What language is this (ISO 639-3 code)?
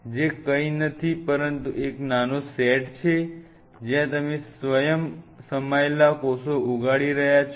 guj